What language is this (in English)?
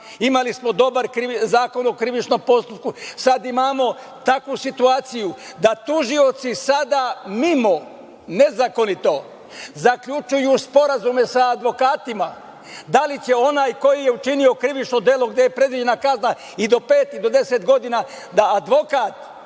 Serbian